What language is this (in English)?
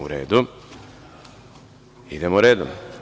Serbian